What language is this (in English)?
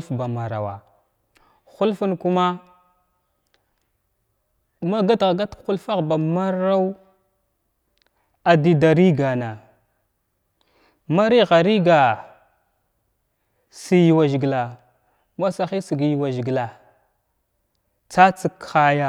Glavda